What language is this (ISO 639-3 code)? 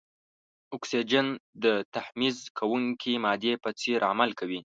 pus